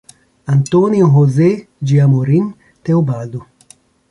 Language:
Portuguese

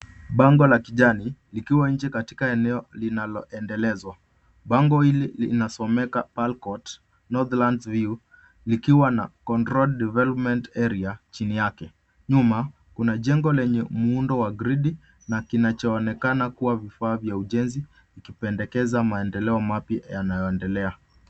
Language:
Swahili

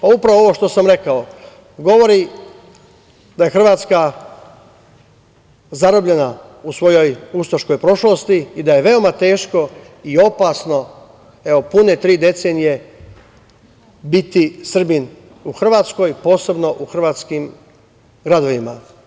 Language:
Serbian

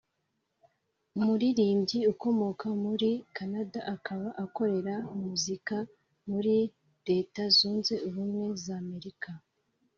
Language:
Kinyarwanda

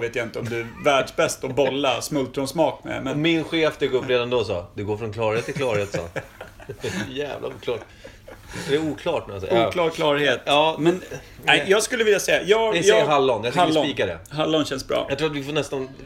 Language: Swedish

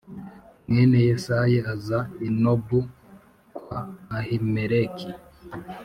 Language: Kinyarwanda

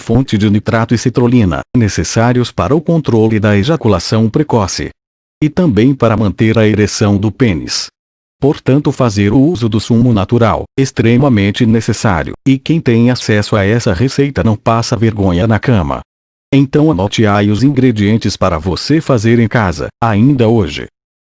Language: Portuguese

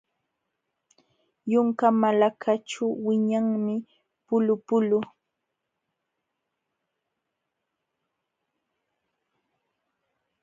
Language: Jauja Wanca Quechua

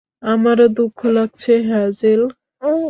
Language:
Bangla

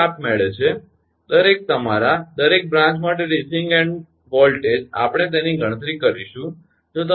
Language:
Gujarati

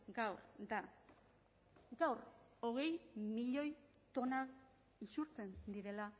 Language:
Basque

